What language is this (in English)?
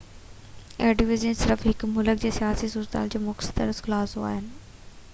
Sindhi